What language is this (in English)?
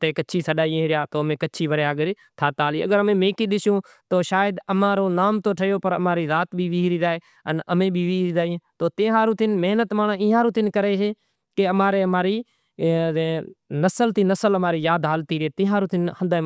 Kachi Koli